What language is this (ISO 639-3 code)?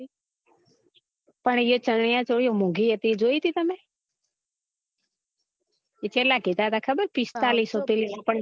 guj